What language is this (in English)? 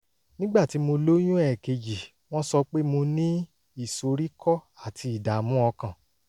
Yoruba